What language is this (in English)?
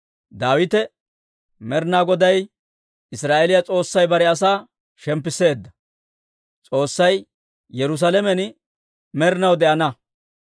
Dawro